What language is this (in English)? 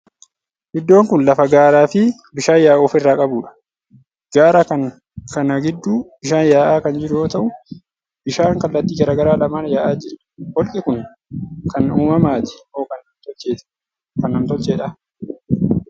Oromo